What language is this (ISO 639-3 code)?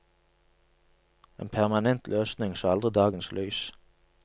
nor